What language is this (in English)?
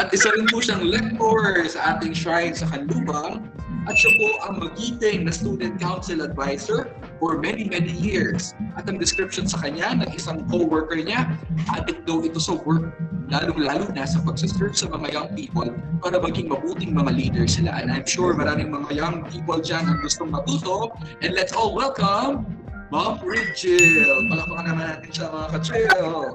Filipino